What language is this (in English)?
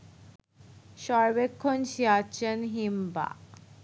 Bangla